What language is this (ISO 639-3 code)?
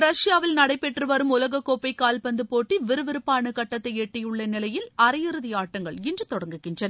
tam